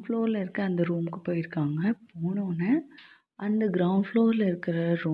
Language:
Tamil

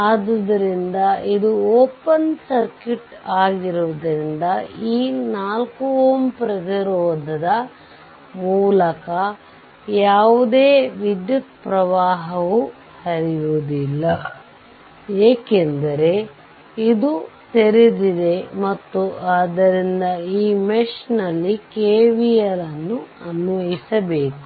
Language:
Kannada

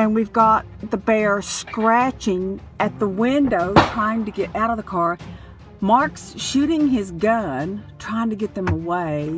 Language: English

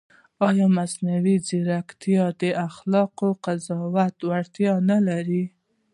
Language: Pashto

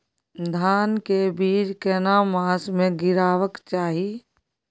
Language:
Maithili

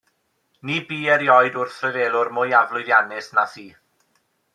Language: Welsh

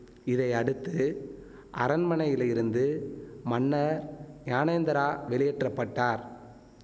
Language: Tamil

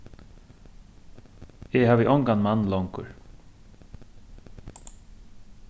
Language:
Faroese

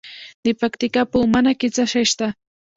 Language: Pashto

